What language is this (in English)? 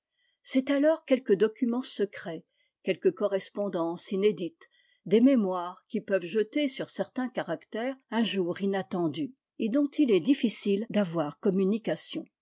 French